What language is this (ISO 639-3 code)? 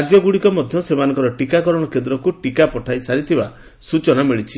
ori